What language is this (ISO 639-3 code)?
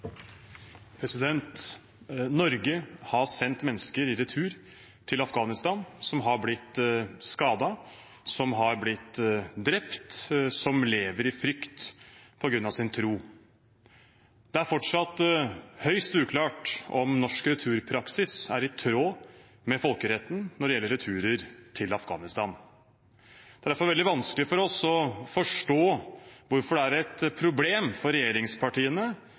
nob